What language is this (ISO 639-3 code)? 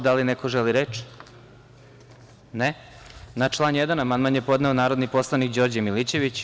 srp